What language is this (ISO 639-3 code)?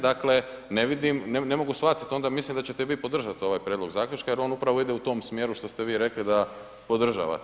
hrv